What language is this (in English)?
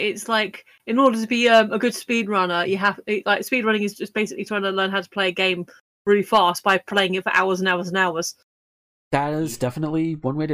English